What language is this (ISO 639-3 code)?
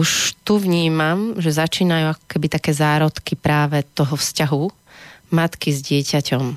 slk